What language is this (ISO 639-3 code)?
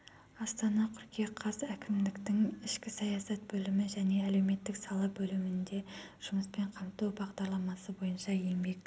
kaz